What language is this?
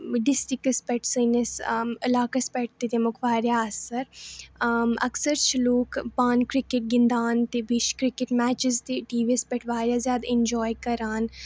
Kashmiri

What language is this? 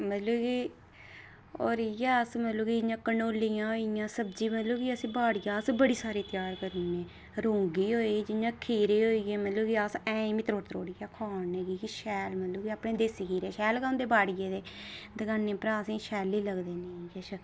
Dogri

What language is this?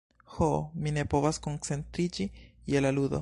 Esperanto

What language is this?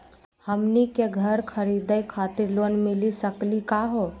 Magahi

